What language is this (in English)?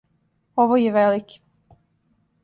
Serbian